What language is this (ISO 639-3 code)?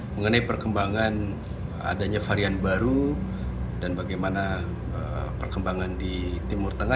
ind